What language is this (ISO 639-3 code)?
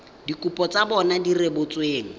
tsn